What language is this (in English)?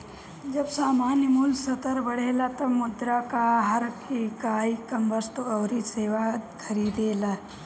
Bhojpuri